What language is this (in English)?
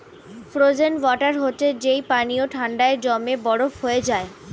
Bangla